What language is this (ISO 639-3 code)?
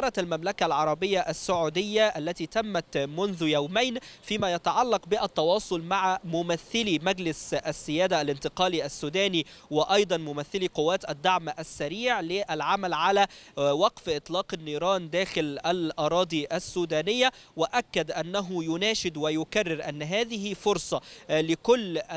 ara